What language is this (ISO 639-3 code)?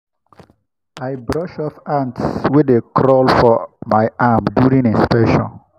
pcm